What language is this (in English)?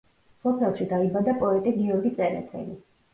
Georgian